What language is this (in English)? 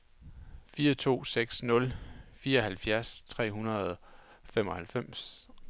Danish